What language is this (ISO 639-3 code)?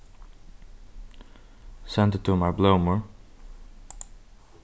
fao